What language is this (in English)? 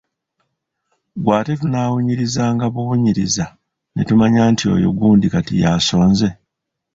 Ganda